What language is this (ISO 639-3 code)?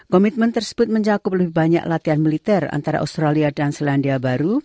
ind